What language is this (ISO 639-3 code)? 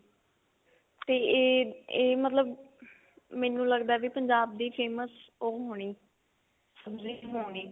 pan